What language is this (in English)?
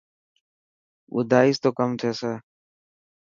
Dhatki